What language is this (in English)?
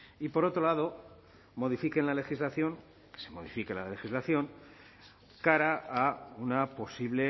Spanish